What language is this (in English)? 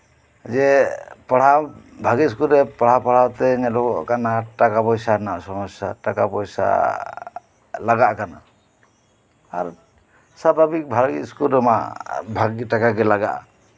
Santali